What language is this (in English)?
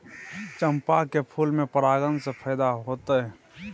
Maithili